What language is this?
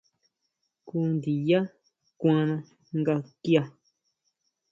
Huautla Mazatec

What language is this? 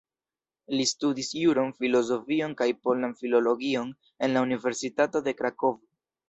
Esperanto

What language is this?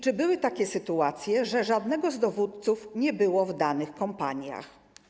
Polish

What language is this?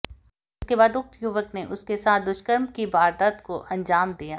Hindi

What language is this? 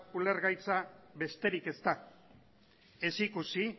Basque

